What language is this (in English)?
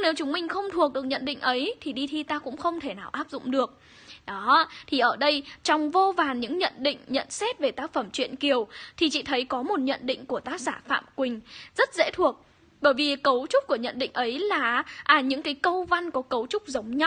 Vietnamese